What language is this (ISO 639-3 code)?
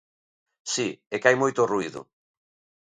glg